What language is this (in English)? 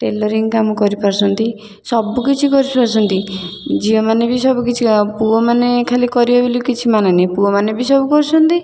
Odia